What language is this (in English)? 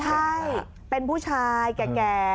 Thai